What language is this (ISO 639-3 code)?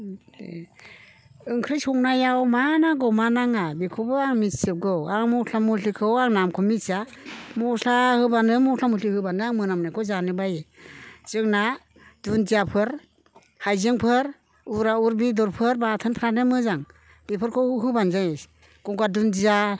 brx